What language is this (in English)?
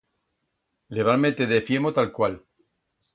Aragonese